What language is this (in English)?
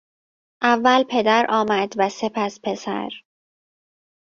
Persian